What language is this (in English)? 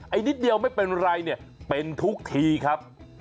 Thai